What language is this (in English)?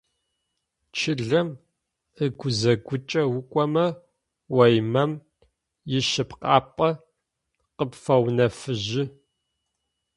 Adyghe